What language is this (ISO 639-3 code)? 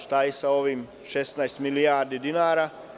srp